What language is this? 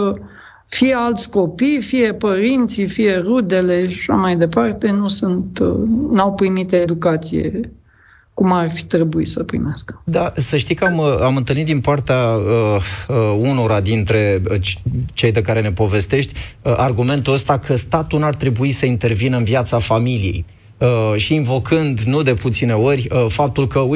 Romanian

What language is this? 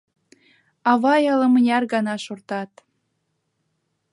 Mari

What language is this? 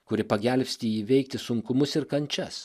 Lithuanian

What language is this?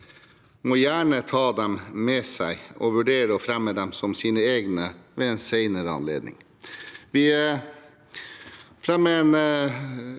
Norwegian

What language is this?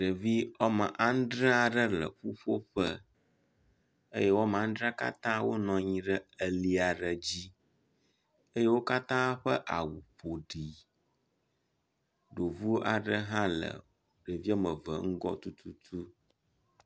Ewe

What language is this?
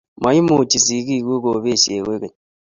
Kalenjin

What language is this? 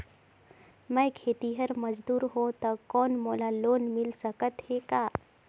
Chhattisgarhi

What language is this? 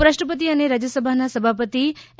Gujarati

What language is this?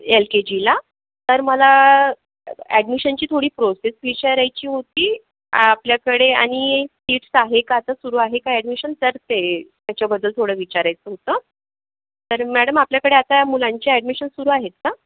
Marathi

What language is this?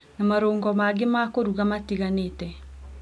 Kikuyu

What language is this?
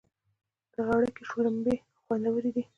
Pashto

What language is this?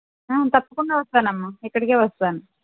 Telugu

